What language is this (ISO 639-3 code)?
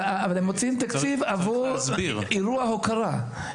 heb